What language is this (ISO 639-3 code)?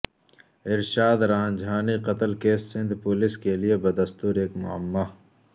urd